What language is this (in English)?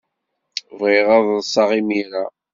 Kabyle